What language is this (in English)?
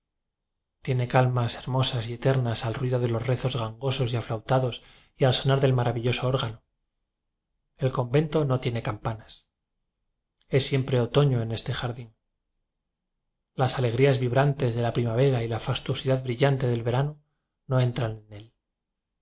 Spanish